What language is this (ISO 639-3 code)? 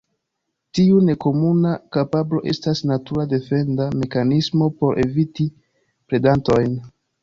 epo